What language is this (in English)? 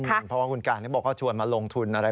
Thai